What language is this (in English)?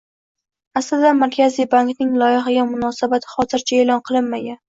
Uzbek